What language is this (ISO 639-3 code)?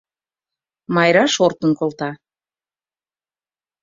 chm